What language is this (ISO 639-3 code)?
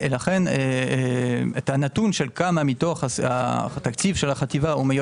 heb